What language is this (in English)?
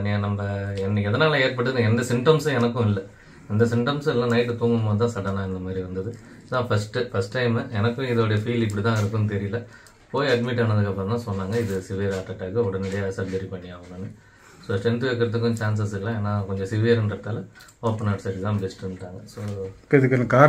Korean